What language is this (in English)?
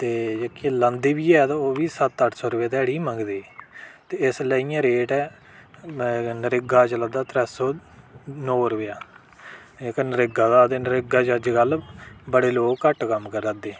Dogri